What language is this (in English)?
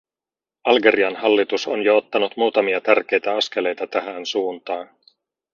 Finnish